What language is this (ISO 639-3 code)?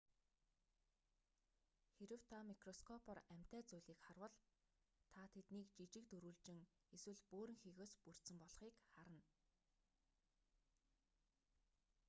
mon